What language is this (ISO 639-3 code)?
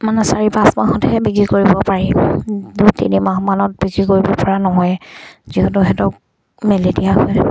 asm